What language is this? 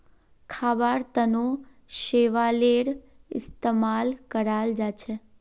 Magahi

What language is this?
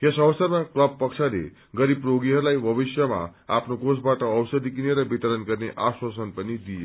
Nepali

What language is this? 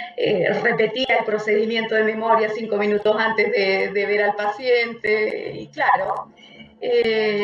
Spanish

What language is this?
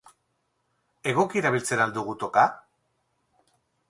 Basque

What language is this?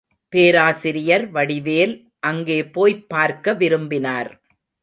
Tamil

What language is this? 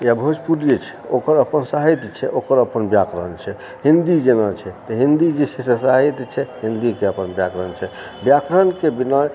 Maithili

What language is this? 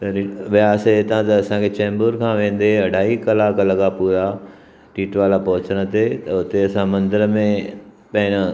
Sindhi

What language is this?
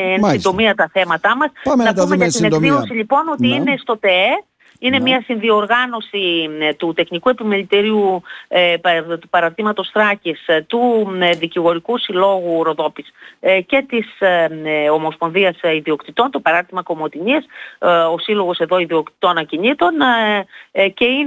Greek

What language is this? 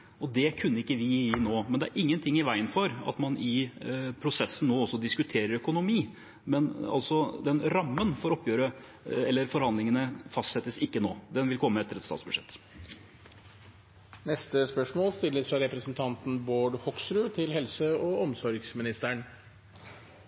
Norwegian Bokmål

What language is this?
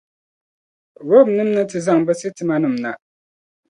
Dagbani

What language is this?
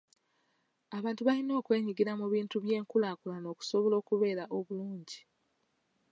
Ganda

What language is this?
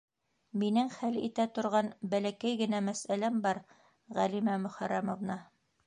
Bashkir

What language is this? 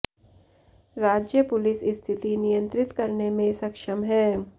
Hindi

